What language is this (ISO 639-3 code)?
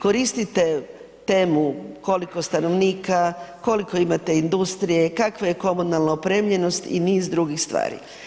hrv